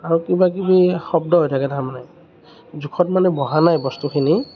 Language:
Assamese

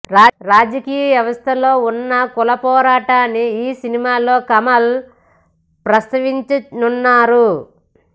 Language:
Telugu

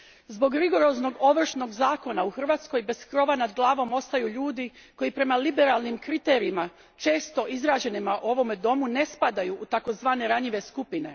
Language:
Croatian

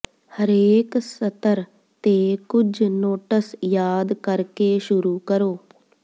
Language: Punjabi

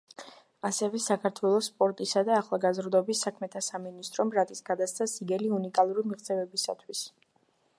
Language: Georgian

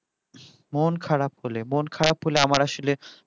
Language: Bangla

